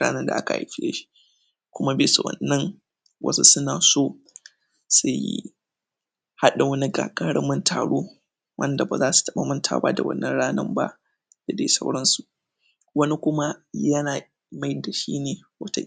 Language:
Hausa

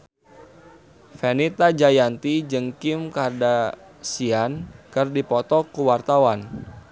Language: Sundanese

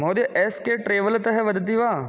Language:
Sanskrit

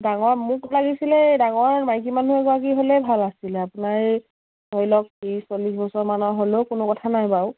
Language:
Assamese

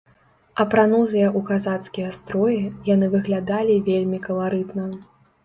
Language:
Belarusian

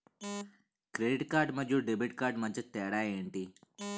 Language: Telugu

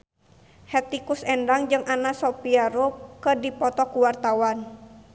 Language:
Sundanese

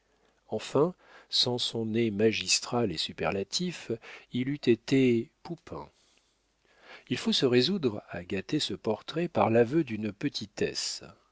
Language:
French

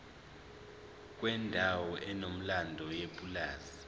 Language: Zulu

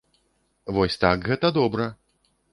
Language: Belarusian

